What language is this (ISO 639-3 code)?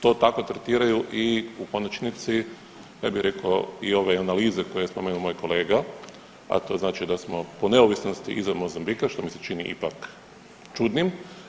hrv